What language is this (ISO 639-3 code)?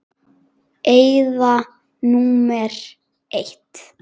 isl